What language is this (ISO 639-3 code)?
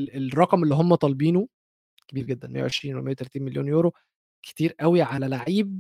ara